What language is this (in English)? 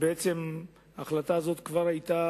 Hebrew